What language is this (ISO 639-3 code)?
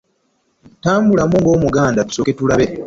lug